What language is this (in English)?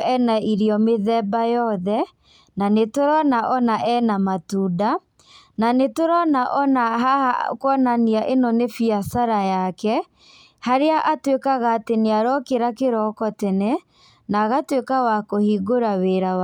Kikuyu